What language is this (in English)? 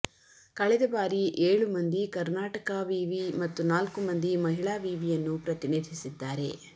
Kannada